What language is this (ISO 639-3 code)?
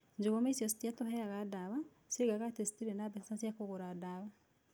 kik